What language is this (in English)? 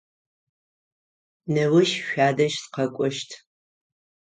Adyghe